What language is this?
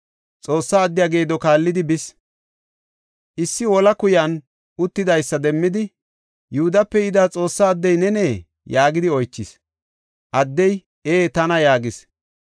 Gofa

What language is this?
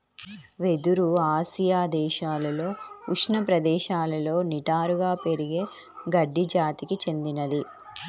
Telugu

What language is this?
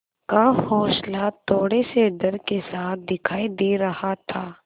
Hindi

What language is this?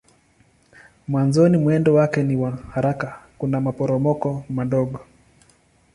Swahili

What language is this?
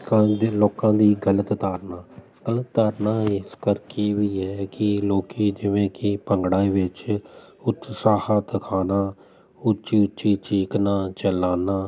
Punjabi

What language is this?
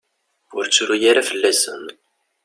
Kabyle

